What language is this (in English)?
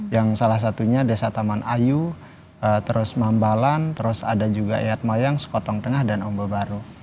Indonesian